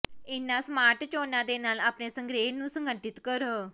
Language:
Punjabi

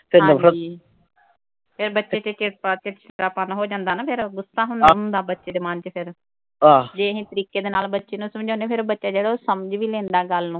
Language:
Punjabi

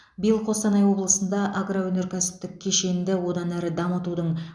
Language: Kazakh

